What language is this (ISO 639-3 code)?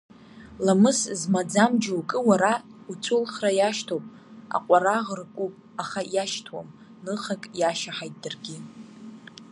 abk